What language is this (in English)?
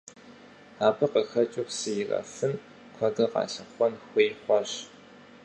Kabardian